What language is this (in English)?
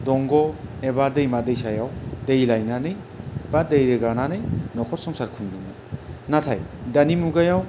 Bodo